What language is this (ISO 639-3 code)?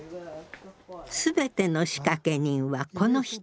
jpn